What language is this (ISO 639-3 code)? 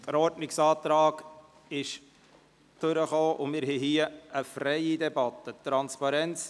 gsw